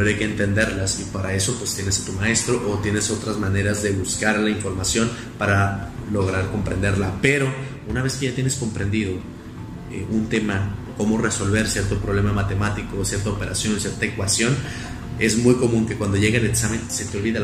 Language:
Spanish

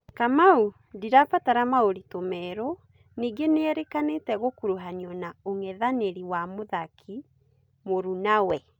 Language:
Kikuyu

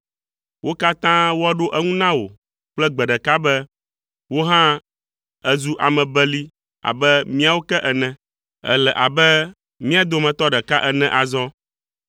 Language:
Ewe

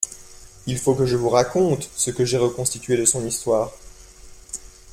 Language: French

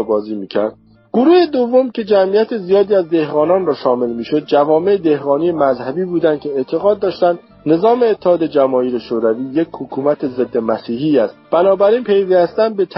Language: Persian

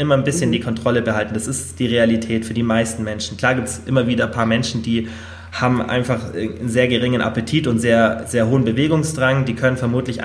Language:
German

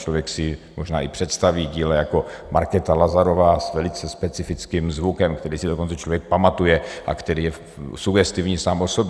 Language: Czech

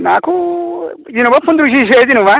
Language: Bodo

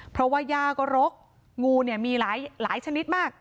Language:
Thai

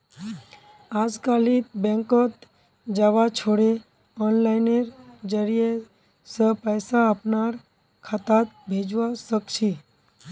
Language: Magahi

